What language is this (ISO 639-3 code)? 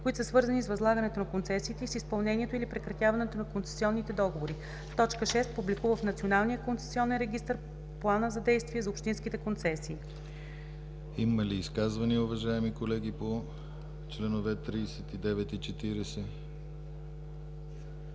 bul